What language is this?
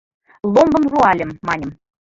Mari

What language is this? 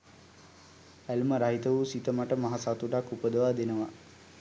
Sinhala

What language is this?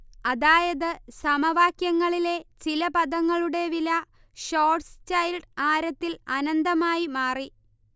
Malayalam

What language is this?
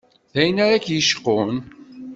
Kabyle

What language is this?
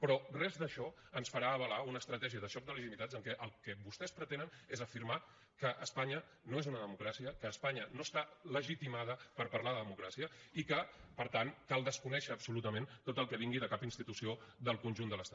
Catalan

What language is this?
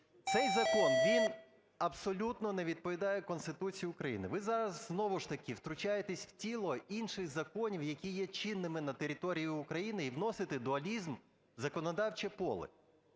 Ukrainian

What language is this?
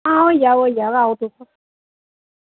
Dogri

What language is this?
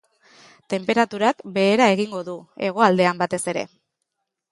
Basque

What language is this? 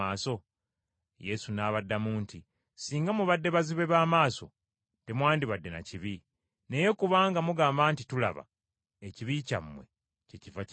Ganda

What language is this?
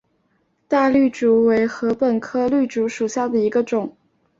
Chinese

